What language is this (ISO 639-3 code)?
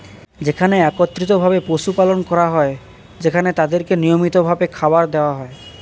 ben